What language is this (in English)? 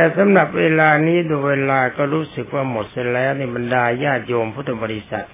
Thai